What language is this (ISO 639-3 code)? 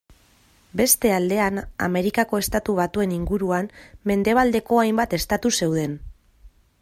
eus